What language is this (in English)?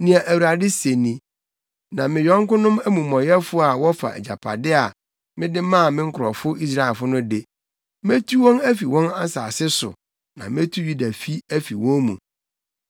Akan